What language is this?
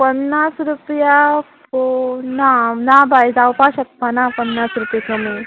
Konkani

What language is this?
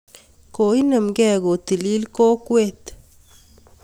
Kalenjin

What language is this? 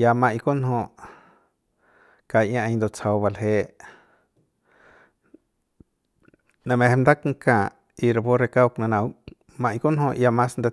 Central Pame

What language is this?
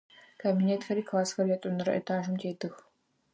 Adyghe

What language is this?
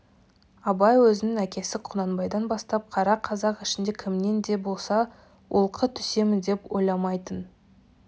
Kazakh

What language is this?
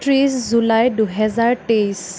Assamese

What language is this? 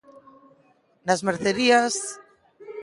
Galician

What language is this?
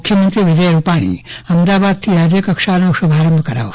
Gujarati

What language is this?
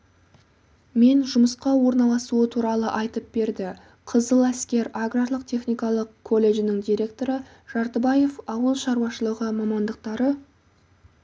Kazakh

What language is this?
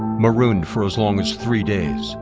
English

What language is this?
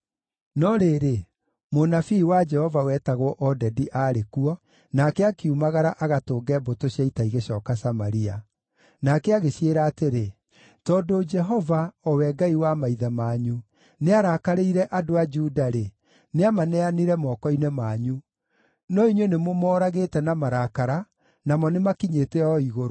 Kikuyu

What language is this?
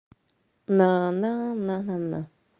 Russian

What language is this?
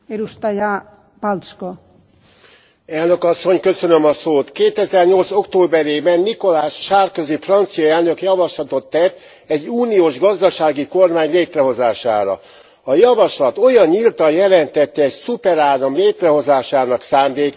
Hungarian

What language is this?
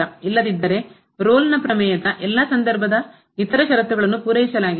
Kannada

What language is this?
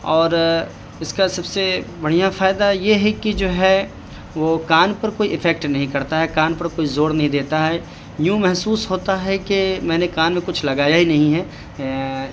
Urdu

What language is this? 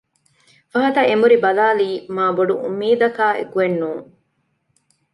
Divehi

